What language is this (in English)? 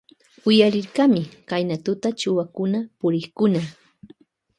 Loja Highland Quichua